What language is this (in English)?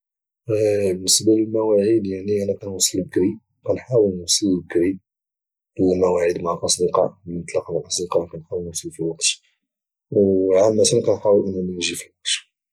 Moroccan Arabic